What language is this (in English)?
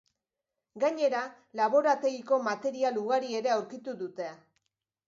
Basque